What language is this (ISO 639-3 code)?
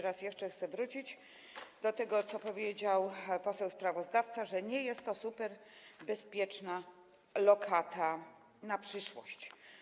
pol